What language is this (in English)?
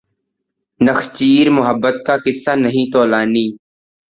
Urdu